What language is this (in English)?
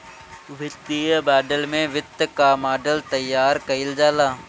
Bhojpuri